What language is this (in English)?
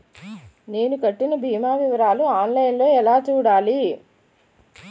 Telugu